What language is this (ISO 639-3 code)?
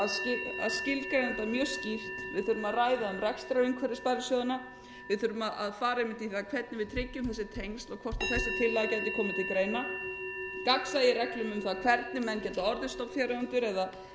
isl